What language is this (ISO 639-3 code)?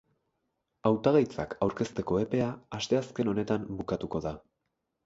eus